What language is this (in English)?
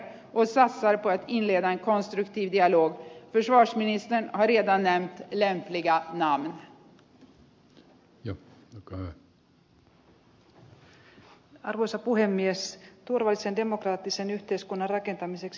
Finnish